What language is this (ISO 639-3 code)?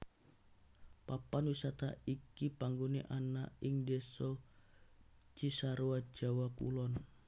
jav